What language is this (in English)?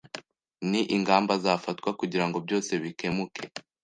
Kinyarwanda